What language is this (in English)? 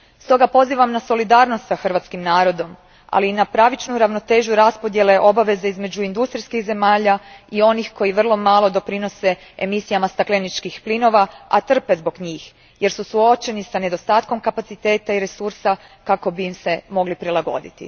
Croatian